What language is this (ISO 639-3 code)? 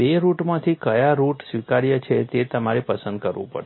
guj